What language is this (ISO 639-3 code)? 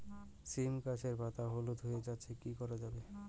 ben